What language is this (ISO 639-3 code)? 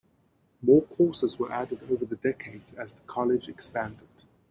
eng